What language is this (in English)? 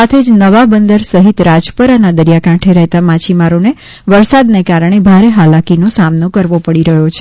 Gujarati